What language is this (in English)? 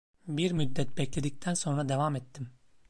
Turkish